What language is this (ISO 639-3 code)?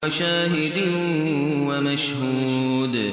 ara